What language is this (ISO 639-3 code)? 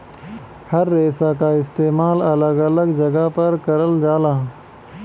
bho